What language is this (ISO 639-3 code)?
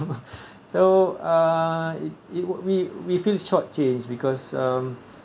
eng